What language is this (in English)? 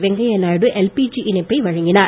Tamil